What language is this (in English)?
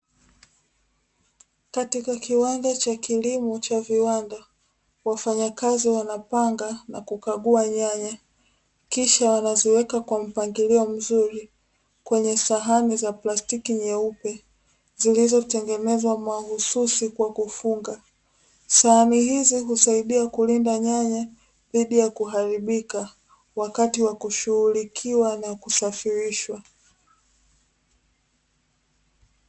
Swahili